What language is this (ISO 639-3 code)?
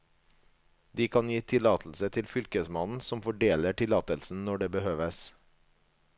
nor